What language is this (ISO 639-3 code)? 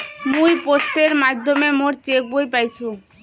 ben